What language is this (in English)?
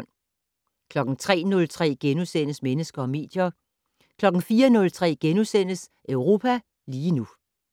Danish